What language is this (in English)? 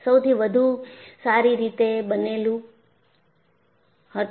Gujarati